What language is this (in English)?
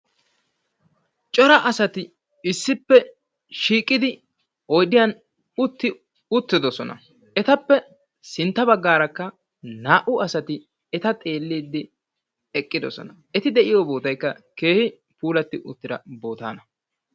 Wolaytta